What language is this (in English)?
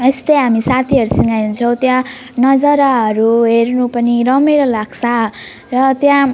Nepali